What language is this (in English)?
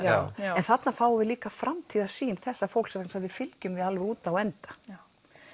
Icelandic